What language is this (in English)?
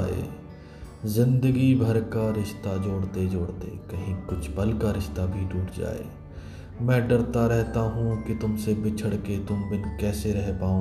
Hindi